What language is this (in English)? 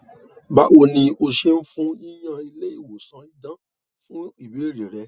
Yoruba